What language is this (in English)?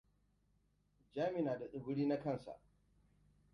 Hausa